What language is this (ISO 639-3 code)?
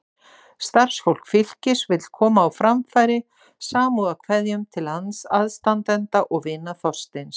isl